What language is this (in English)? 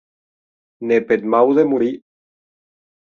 Occitan